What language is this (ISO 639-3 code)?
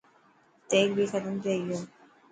mki